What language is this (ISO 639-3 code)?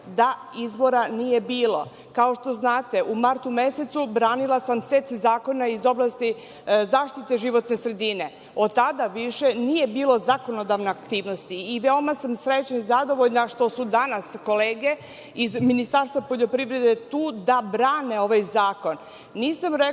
srp